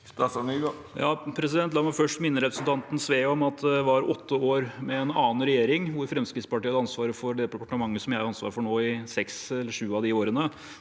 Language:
Norwegian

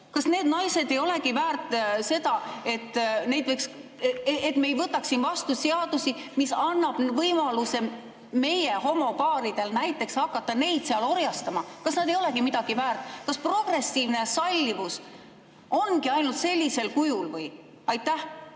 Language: Estonian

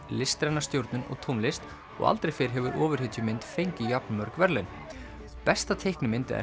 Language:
Icelandic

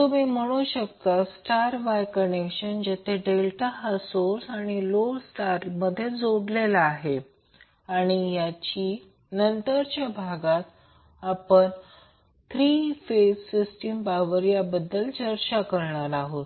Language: Marathi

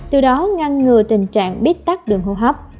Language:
Vietnamese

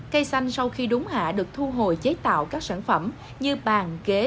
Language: Vietnamese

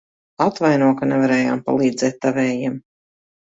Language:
Latvian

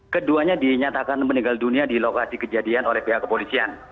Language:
Indonesian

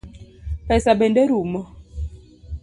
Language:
Luo (Kenya and Tanzania)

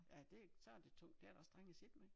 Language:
Danish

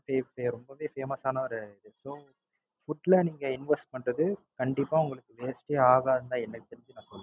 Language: Tamil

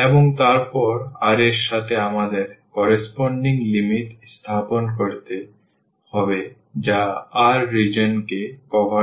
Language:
Bangla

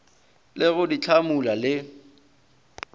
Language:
Northern Sotho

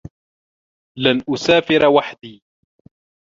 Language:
Arabic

